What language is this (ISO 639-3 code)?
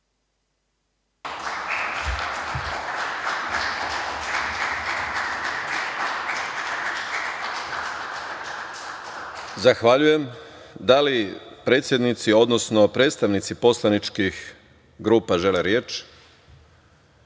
srp